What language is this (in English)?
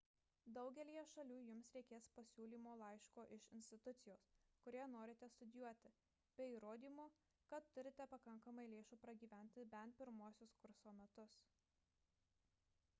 Lithuanian